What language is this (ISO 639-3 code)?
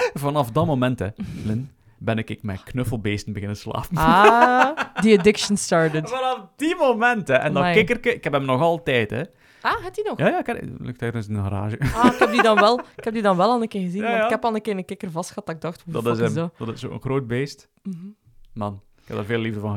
nld